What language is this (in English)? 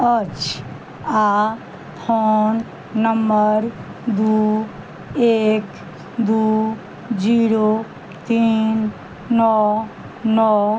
Maithili